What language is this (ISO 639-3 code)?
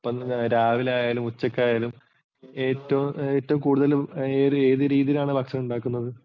mal